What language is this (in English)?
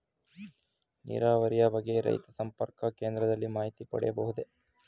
Kannada